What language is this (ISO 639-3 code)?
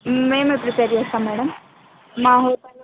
tel